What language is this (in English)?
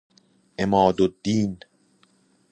Persian